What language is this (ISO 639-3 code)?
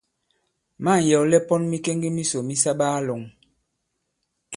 abb